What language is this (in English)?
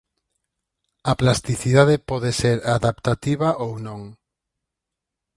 Galician